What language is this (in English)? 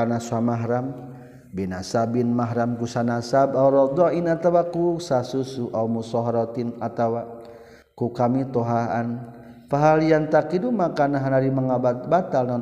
Malay